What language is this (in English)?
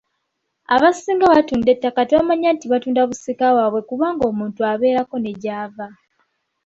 Ganda